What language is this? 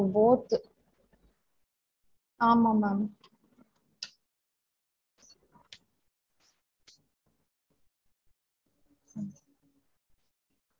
Tamil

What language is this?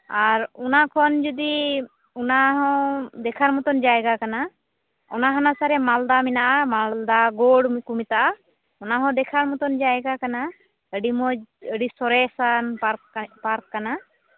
Santali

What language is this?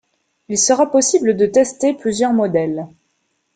French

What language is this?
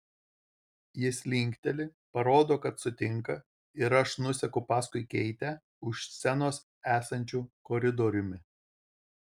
Lithuanian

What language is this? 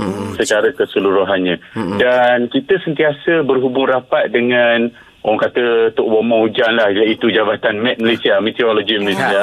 Malay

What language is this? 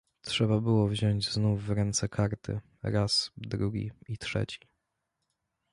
Polish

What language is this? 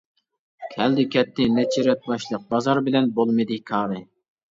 Uyghur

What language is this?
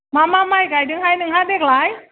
Bodo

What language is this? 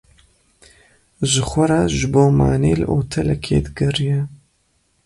Kurdish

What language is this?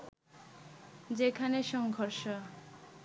Bangla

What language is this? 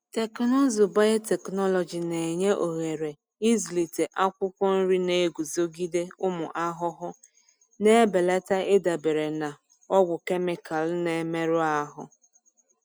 Igbo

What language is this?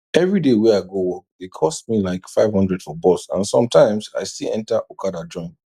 Nigerian Pidgin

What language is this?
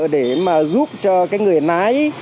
Vietnamese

